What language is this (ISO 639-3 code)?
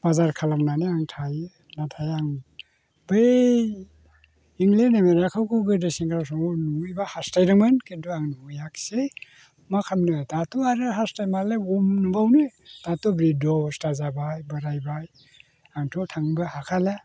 brx